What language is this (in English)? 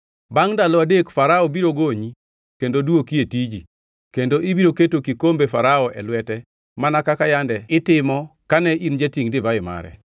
Luo (Kenya and Tanzania)